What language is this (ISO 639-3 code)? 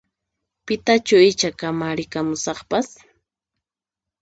qxp